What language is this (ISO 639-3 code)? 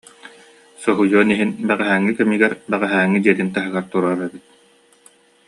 sah